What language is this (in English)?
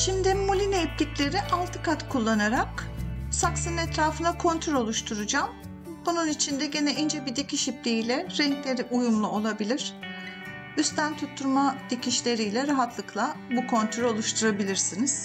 Turkish